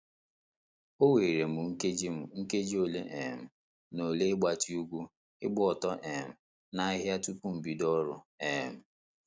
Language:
Igbo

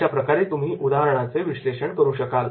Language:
Marathi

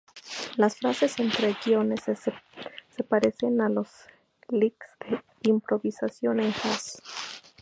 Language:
Spanish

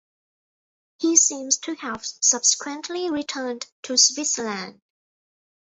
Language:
English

